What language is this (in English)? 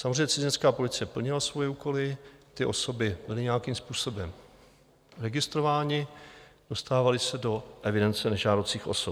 Czech